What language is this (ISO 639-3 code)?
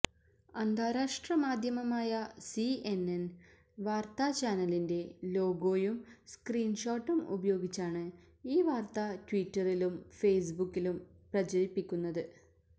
mal